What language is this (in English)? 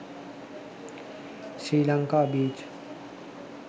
Sinhala